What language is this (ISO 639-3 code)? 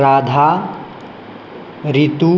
san